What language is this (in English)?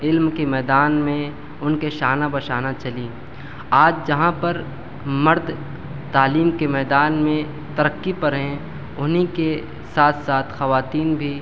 Urdu